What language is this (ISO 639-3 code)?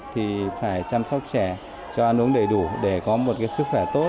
vie